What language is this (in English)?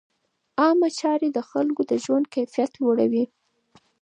Pashto